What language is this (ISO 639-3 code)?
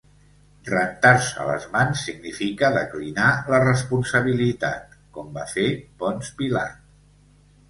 cat